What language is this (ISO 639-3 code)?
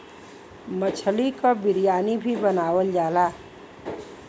bho